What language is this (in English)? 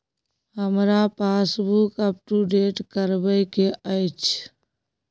Maithili